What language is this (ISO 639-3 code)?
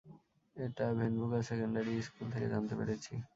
ben